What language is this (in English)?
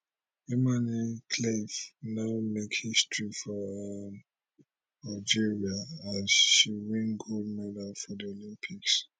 Nigerian Pidgin